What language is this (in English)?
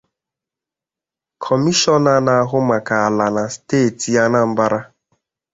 Igbo